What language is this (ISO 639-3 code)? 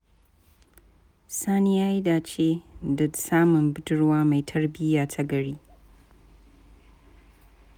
hau